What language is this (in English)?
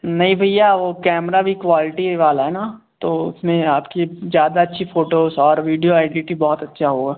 Hindi